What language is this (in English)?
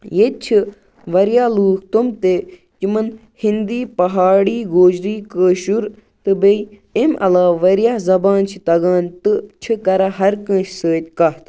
Kashmiri